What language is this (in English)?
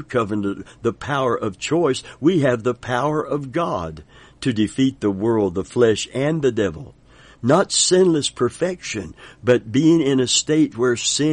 English